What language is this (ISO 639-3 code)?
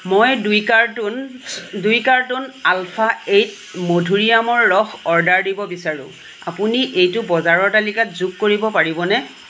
asm